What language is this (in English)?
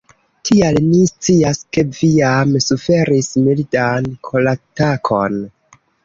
Esperanto